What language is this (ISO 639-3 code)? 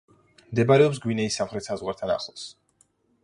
kat